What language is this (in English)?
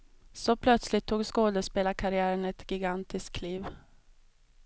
Swedish